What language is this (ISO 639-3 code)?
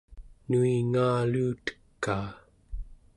esu